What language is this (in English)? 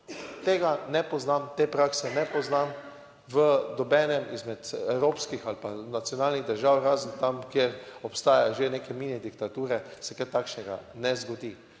Slovenian